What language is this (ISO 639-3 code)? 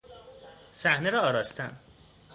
fas